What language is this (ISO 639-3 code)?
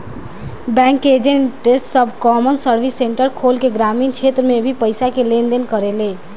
bho